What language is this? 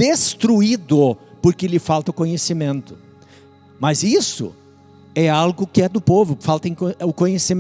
Portuguese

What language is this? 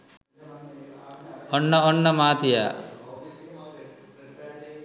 Sinhala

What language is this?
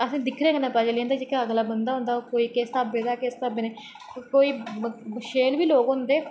Dogri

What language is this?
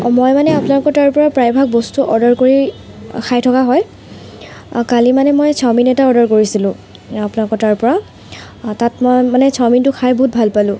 Assamese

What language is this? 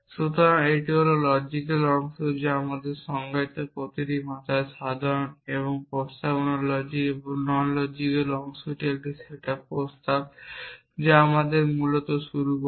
Bangla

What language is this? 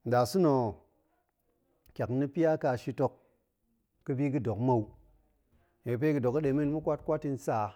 Goemai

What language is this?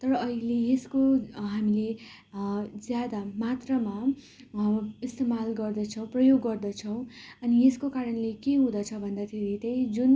Nepali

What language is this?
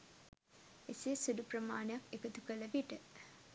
Sinhala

